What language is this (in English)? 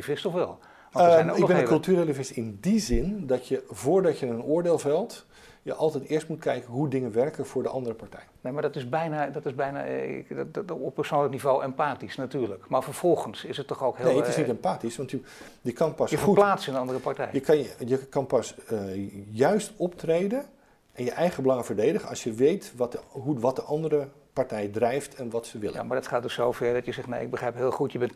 Dutch